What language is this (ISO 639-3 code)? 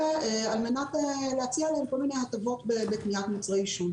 heb